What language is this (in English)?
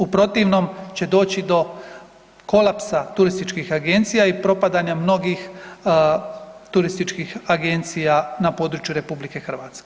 Croatian